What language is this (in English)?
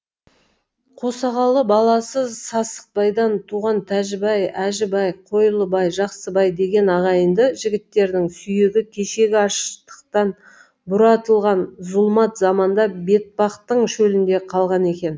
Kazakh